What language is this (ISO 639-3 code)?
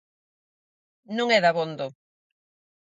glg